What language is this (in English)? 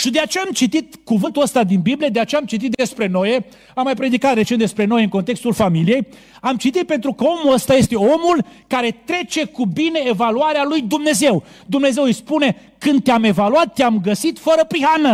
Romanian